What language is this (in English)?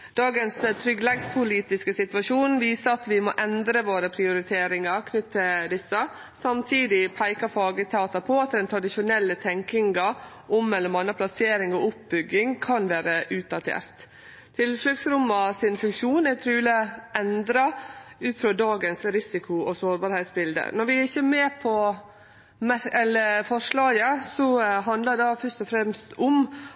Norwegian Nynorsk